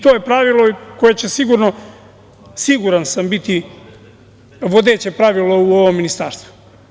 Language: Serbian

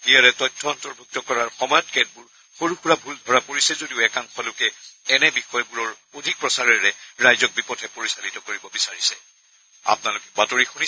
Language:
Assamese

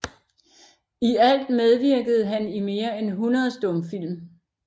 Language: Danish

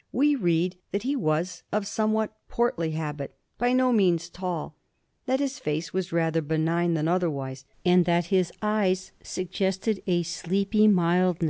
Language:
English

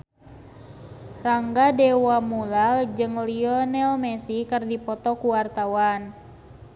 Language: Sundanese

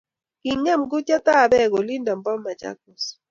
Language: Kalenjin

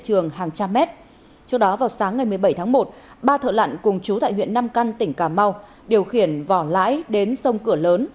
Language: Vietnamese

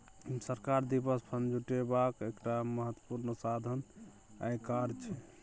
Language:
Maithili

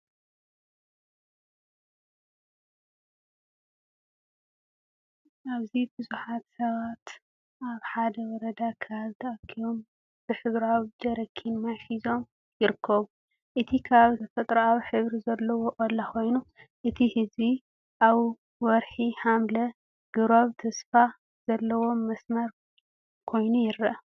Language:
Tigrinya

